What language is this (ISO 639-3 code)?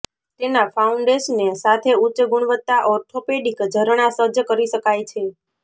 guj